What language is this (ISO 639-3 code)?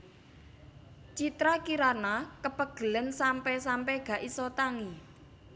jav